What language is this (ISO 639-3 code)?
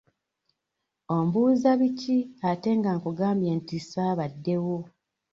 lug